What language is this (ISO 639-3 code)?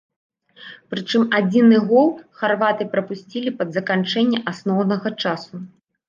bel